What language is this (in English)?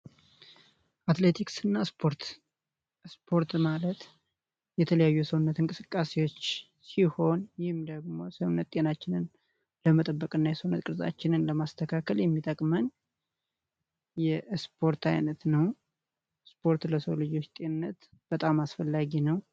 Amharic